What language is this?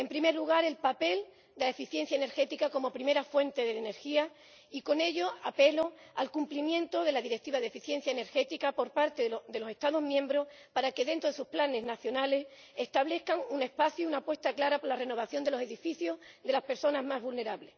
Spanish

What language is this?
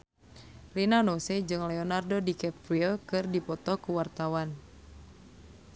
Sundanese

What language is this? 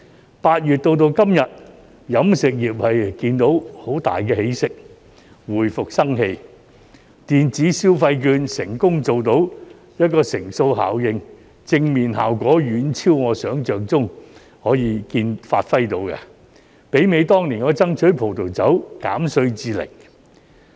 Cantonese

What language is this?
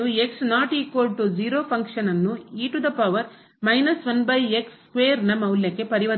Kannada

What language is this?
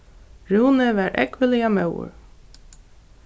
Faroese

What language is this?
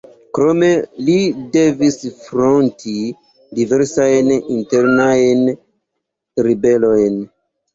Esperanto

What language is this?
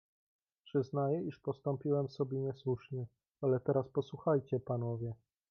Polish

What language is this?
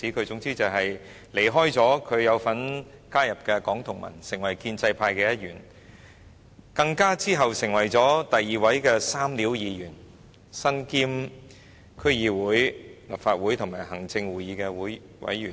Cantonese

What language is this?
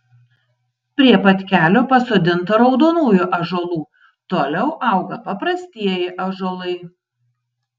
Lithuanian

